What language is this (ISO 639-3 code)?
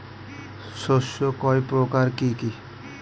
ben